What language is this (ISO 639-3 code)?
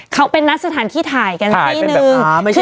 tha